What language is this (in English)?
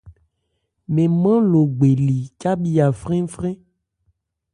Ebrié